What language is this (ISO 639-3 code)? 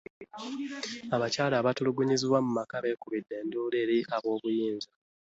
lug